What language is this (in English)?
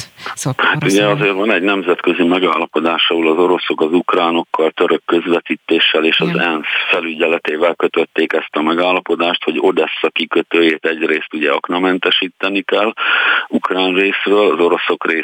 Hungarian